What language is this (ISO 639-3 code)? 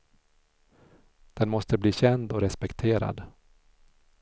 swe